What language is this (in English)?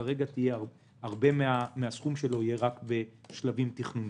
Hebrew